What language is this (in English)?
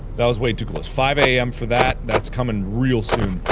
English